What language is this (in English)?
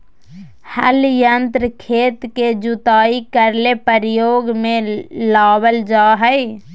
Magahi